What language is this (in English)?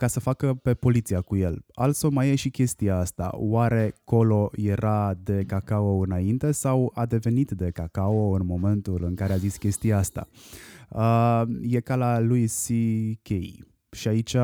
Romanian